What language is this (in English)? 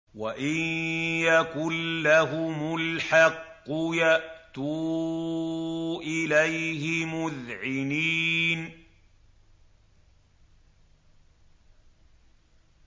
Arabic